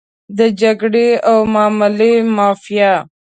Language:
Pashto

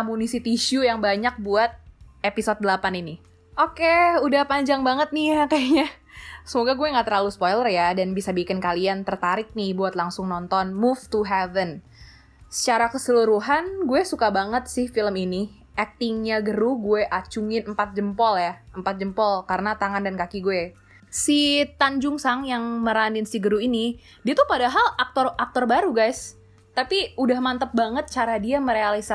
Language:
Indonesian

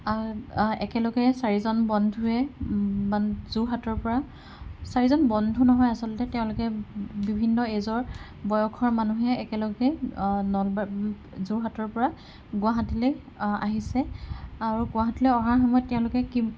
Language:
Assamese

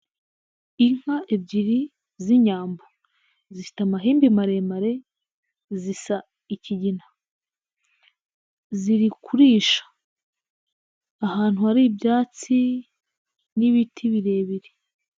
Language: Kinyarwanda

